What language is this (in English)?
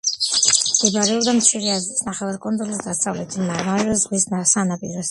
Georgian